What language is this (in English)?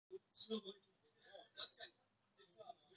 Japanese